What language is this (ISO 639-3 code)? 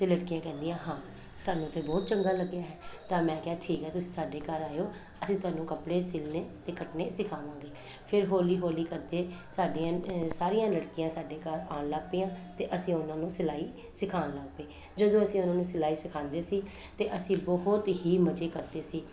pan